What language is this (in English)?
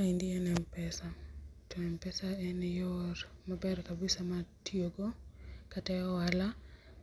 Luo (Kenya and Tanzania)